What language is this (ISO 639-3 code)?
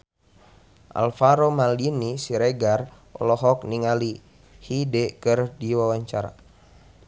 sun